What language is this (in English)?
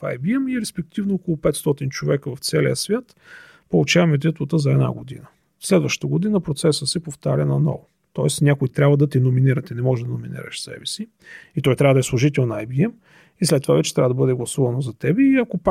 Bulgarian